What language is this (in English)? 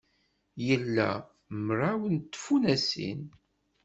Kabyle